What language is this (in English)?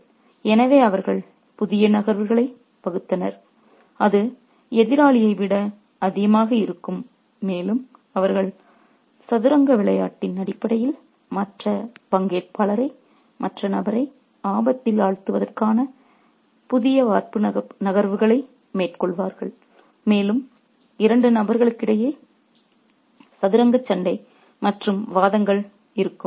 Tamil